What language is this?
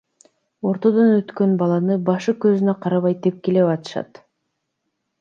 Kyrgyz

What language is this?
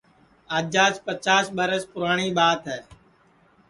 Sansi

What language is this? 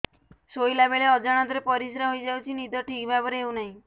Odia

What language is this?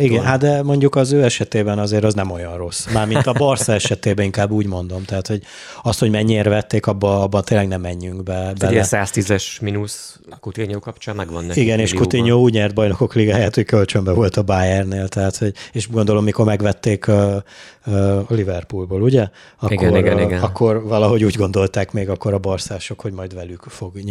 Hungarian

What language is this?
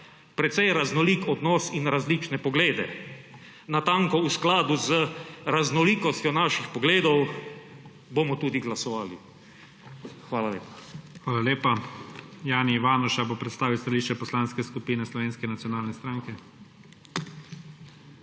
Slovenian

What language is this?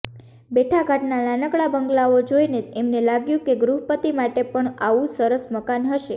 Gujarati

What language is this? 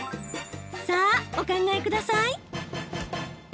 Japanese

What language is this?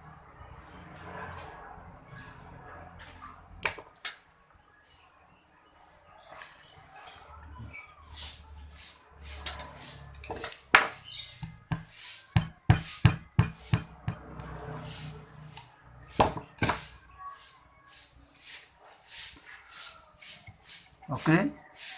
Indonesian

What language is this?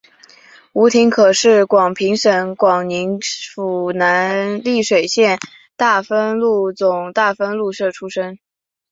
Chinese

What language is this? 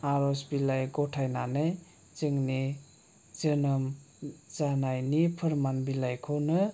Bodo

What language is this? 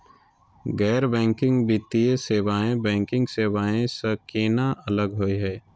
Magahi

